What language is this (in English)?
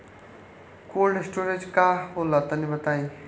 Bhojpuri